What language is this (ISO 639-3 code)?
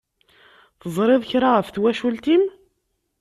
kab